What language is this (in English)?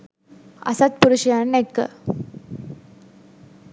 Sinhala